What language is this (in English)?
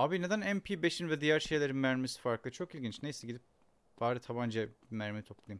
Turkish